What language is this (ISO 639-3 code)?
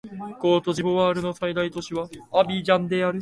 jpn